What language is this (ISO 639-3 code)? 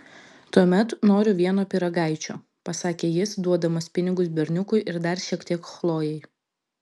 lit